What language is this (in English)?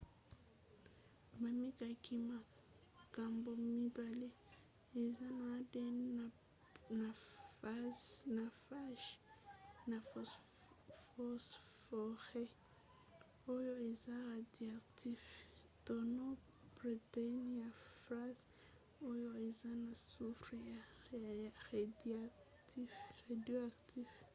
Lingala